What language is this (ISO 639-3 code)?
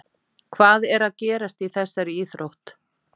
isl